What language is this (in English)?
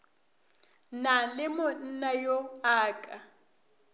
Northern Sotho